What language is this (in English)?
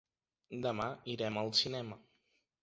Catalan